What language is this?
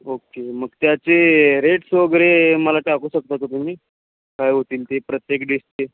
Marathi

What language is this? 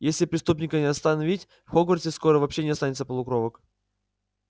Russian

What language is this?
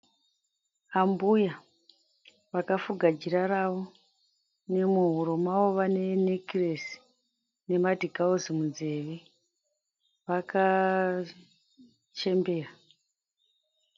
Shona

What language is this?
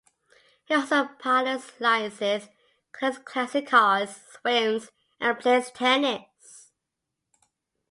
English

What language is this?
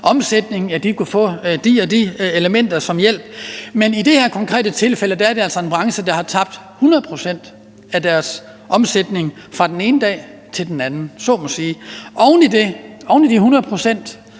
Danish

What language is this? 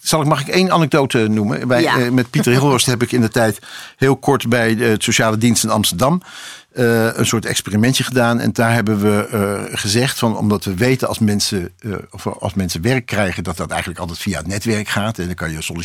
Dutch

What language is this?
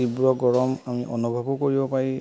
Assamese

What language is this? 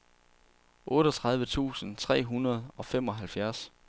Danish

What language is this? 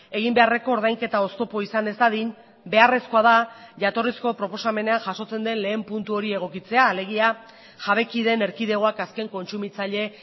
Basque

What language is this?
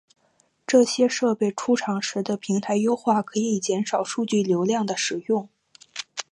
Chinese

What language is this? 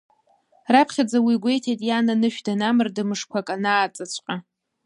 Abkhazian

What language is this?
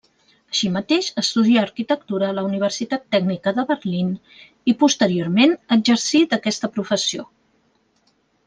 Catalan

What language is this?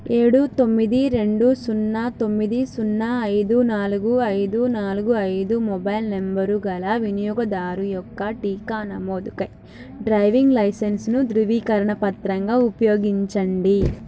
Telugu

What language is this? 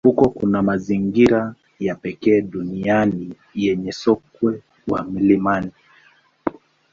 Swahili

